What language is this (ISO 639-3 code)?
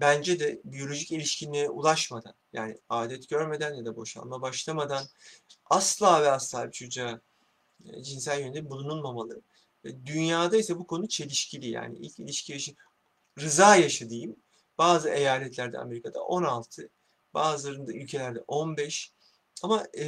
tur